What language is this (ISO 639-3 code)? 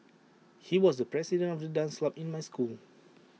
eng